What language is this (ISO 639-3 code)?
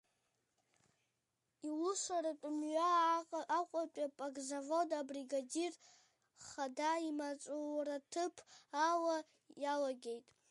abk